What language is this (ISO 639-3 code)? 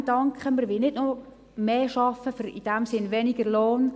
gsw